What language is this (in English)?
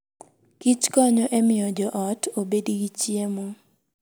Luo (Kenya and Tanzania)